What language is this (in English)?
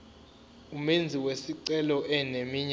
Zulu